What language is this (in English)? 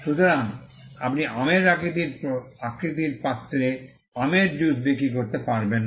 Bangla